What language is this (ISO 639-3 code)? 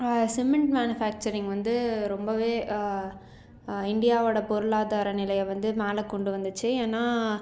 tam